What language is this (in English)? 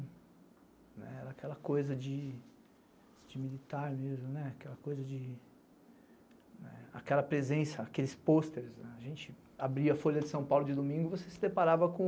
Portuguese